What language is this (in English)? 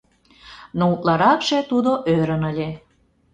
Mari